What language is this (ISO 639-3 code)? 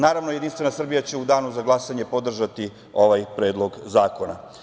srp